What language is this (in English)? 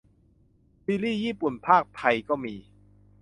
Thai